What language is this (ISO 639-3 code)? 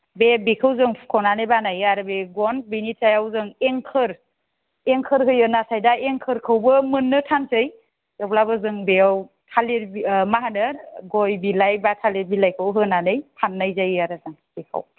brx